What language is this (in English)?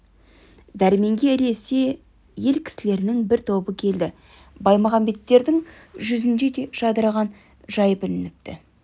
Kazakh